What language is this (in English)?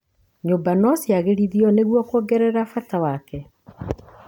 Kikuyu